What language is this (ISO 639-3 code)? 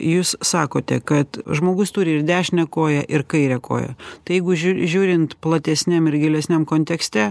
lit